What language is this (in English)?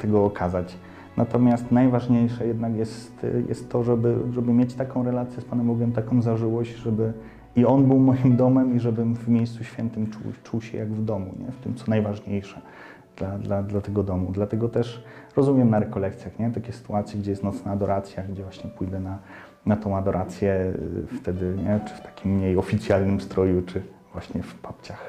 Polish